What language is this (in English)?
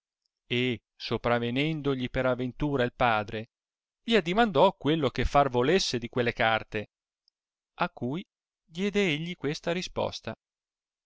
Italian